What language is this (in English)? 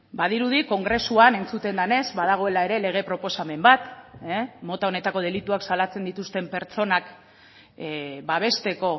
Basque